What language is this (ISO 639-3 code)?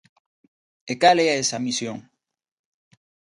glg